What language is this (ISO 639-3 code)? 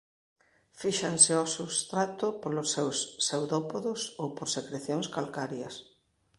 glg